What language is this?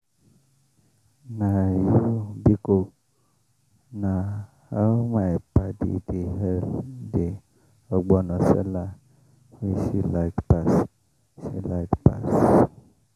Nigerian Pidgin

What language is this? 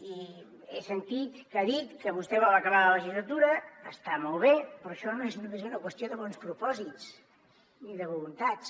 Catalan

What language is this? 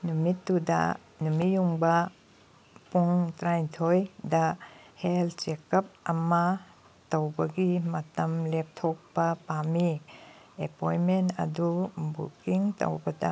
Manipuri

